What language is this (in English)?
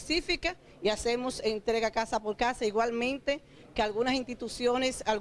Spanish